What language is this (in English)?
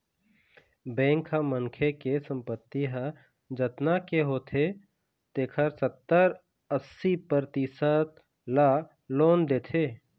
Chhattisgarhi